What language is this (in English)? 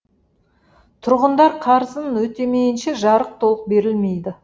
Kazakh